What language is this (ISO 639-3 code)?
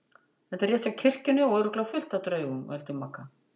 isl